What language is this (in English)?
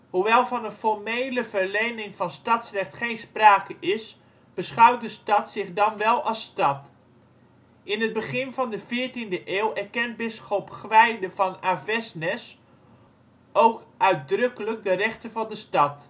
Dutch